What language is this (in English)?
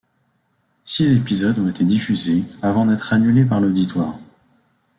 French